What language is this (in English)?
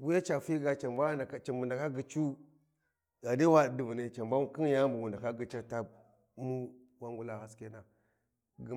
Warji